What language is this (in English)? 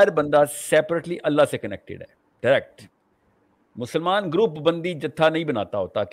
Urdu